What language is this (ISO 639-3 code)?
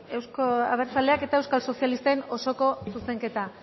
eus